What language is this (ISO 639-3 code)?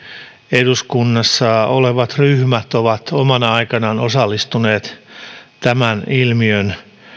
fin